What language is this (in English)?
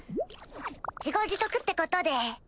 Japanese